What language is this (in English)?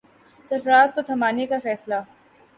Urdu